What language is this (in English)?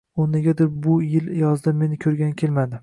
Uzbek